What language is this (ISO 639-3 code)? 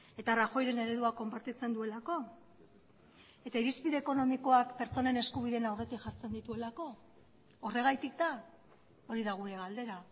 eus